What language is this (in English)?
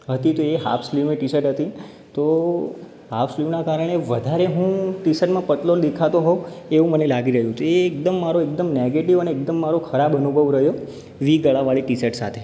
Gujarati